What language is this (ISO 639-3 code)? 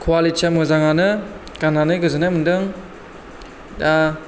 brx